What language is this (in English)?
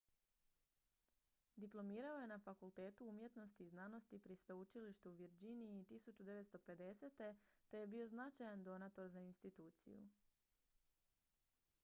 Croatian